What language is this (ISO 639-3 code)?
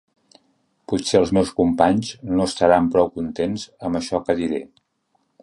cat